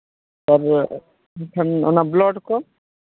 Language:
Santali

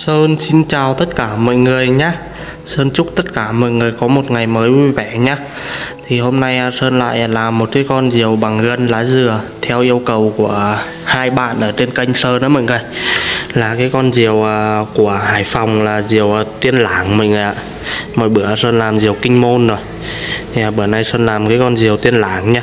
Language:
Vietnamese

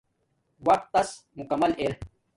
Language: Domaaki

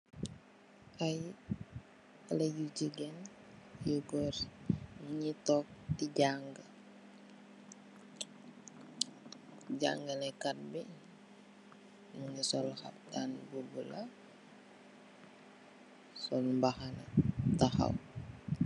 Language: Wolof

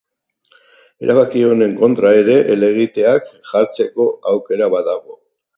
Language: Basque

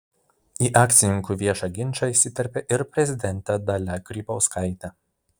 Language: Lithuanian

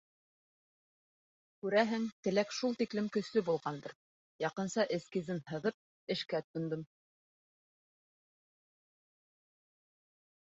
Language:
Bashkir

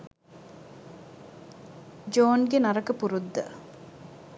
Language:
Sinhala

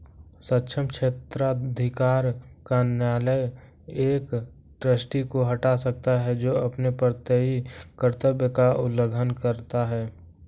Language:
Hindi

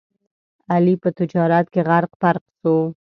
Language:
Pashto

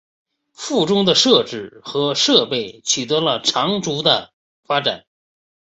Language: Chinese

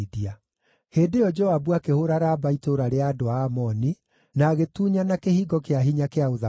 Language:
Kikuyu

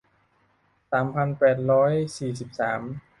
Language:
Thai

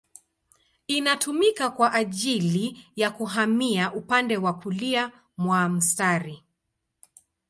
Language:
Swahili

